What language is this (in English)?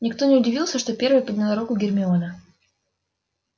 Russian